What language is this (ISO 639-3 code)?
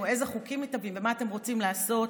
heb